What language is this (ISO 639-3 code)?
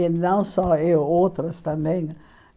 por